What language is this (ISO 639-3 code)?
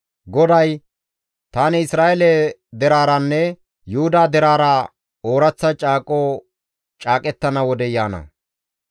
gmv